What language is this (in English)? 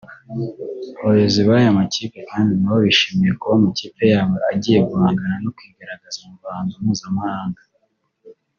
Kinyarwanda